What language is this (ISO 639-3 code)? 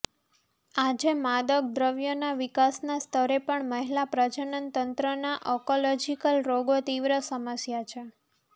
guj